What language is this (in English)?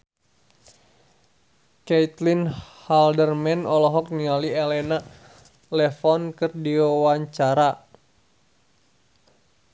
Sundanese